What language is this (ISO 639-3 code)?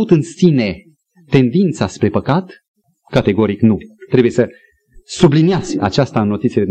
ron